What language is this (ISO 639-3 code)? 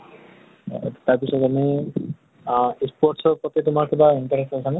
asm